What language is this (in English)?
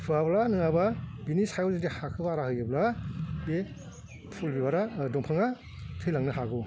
Bodo